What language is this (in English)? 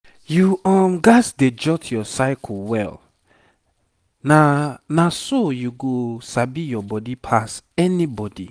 Nigerian Pidgin